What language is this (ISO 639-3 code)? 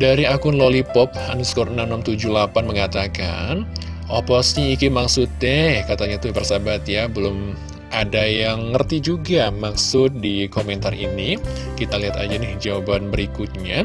ind